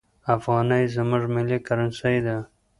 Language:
Pashto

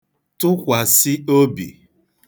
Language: Igbo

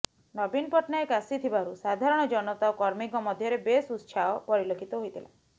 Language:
Odia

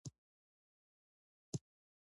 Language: Pashto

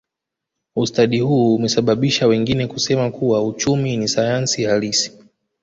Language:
Swahili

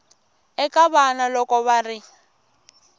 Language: Tsonga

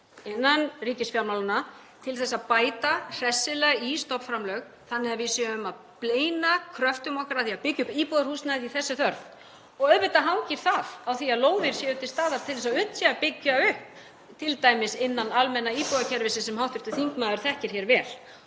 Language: Icelandic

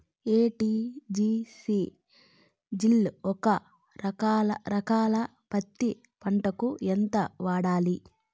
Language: Telugu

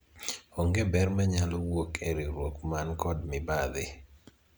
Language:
Luo (Kenya and Tanzania)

